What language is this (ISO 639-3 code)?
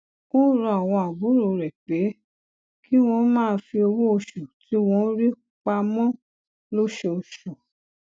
yor